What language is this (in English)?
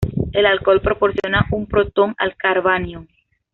Spanish